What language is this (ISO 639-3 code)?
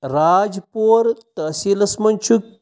kas